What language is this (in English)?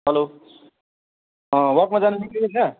Nepali